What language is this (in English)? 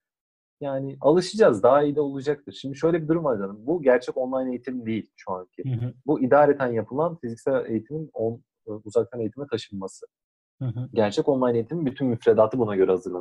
Turkish